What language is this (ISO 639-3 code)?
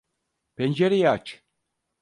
tur